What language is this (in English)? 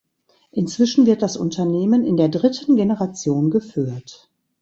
German